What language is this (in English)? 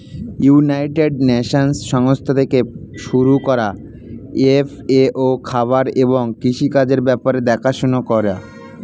Bangla